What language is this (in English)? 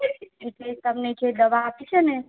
Gujarati